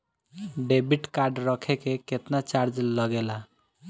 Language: Bhojpuri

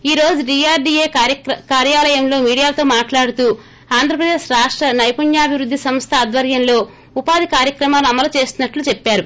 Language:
Telugu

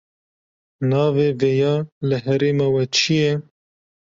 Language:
Kurdish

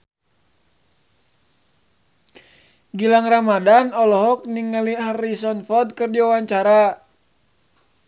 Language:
Sundanese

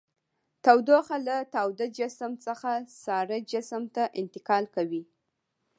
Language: Pashto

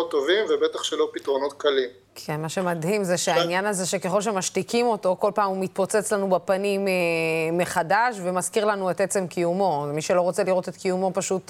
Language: Hebrew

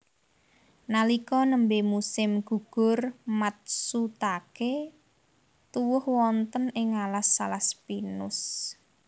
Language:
Javanese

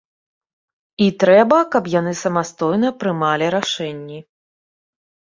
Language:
Belarusian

